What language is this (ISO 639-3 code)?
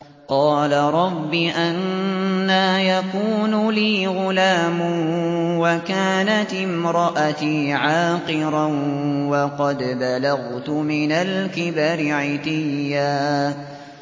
ara